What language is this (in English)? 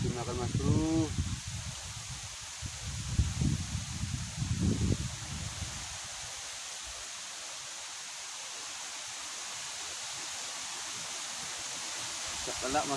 Indonesian